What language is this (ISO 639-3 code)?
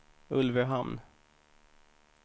swe